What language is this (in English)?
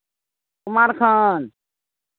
Maithili